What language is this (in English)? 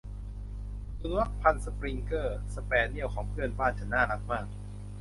Thai